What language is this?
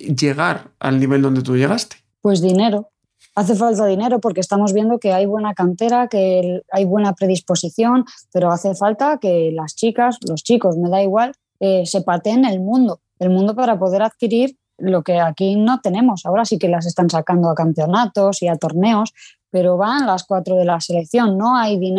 Spanish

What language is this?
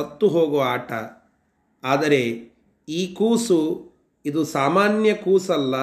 Kannada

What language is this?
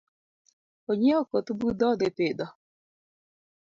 Luo (Kenya and Tanzania)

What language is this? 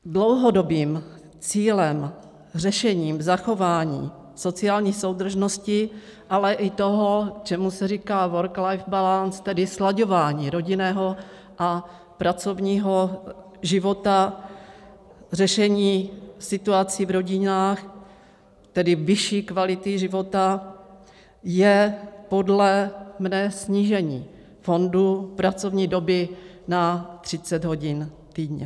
Czech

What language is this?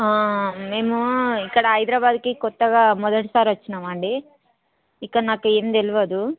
Telugu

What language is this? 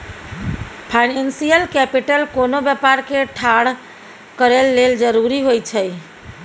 Maithili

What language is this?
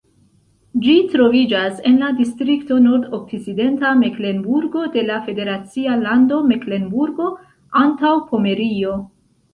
Esperanto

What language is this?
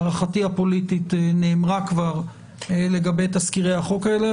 Hebrew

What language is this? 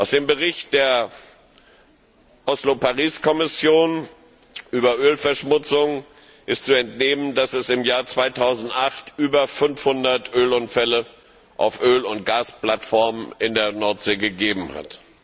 German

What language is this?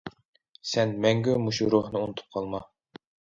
Uyghur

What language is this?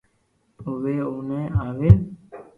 Loarki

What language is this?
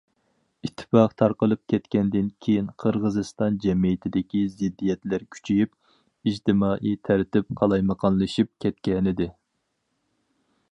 Uyghur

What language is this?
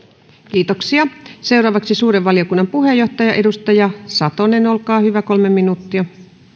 Finnish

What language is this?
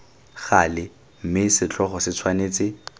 Tswana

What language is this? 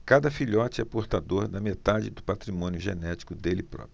Portuguese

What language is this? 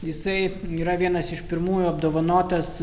Lithuanian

